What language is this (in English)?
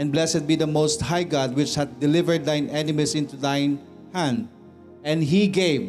Filipino